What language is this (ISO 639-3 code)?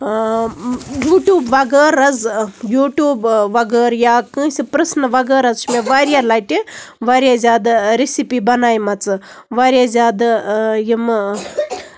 kas